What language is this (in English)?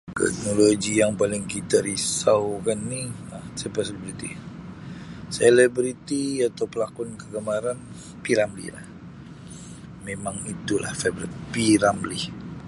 Sabah Malay